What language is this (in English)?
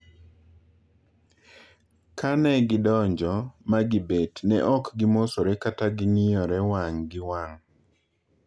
Luo (Kenya and Tanzania)